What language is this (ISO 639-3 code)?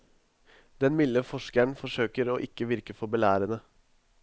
nor